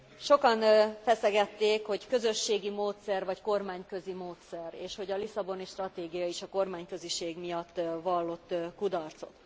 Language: Hungarian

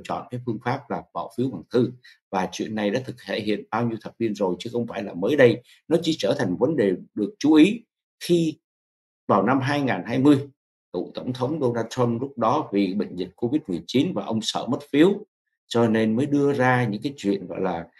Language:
Vietnamese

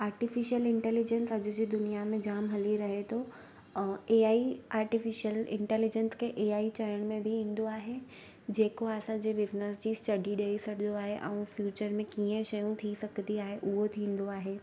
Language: Sindhi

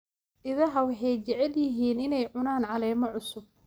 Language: Somali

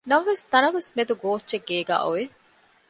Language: Divehi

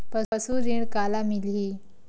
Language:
Chhattisgarhi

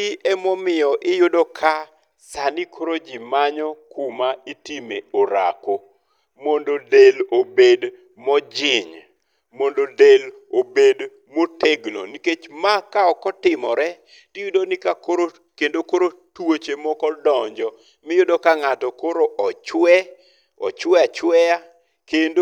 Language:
Luo (Kenya and Tanzania)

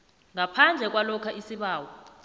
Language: South Ndebele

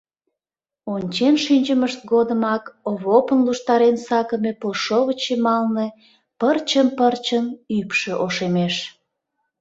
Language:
Mari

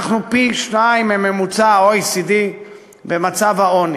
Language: Hebrew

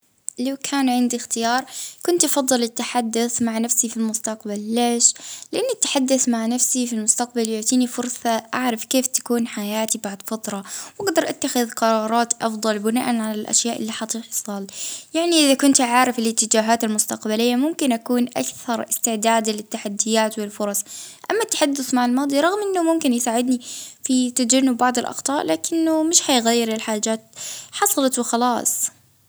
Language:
Libyan Arabic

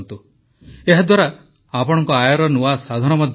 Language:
Odia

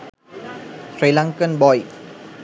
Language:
Sinhala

